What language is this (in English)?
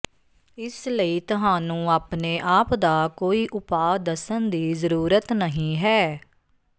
Punjabi